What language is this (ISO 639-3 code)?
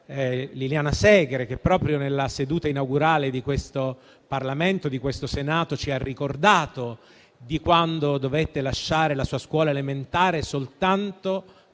ita